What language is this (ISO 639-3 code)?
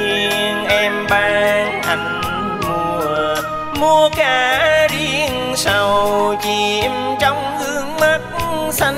vie